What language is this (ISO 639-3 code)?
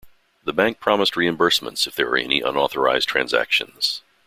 eng